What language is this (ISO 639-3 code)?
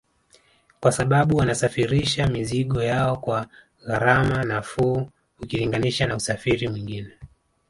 swa